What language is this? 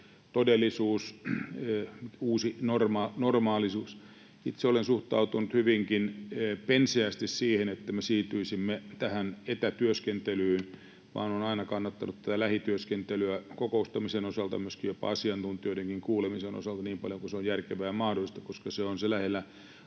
Finnish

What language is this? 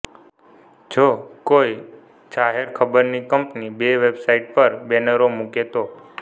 Gujarati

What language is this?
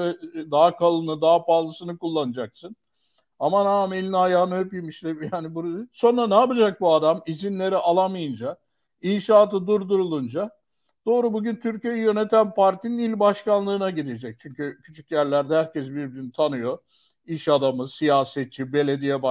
Turkish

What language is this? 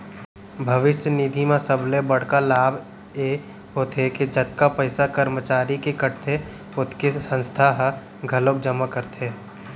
Chhattisgarhi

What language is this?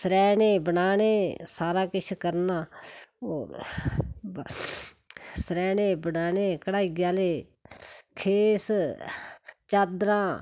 Dogri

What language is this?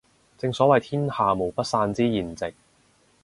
Cantonese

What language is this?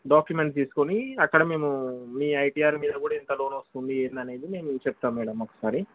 Telugu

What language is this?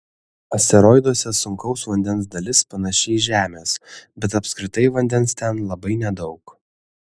Lithuanian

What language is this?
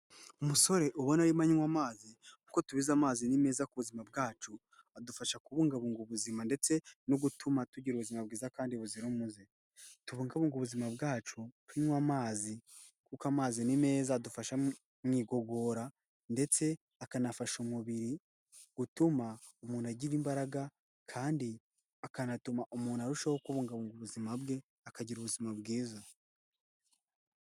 Kinyarwanda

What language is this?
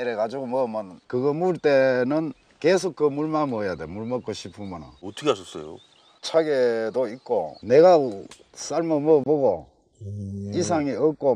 Korean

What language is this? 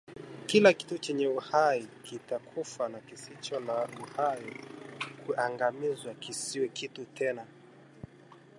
Swahili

